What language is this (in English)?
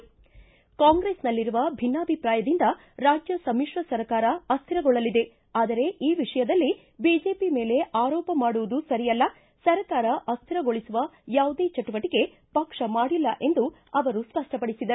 Kannada